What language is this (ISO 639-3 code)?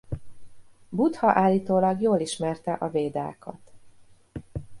hun